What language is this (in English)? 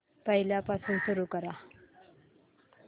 Marathi